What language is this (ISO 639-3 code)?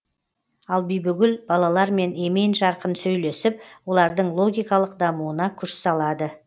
kaz